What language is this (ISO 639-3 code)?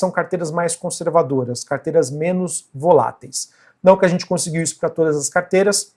por